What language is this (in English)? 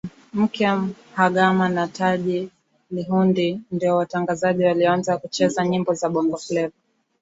Swahili